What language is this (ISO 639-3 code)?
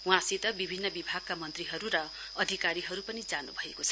nep